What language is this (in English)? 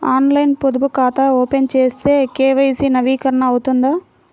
Telugu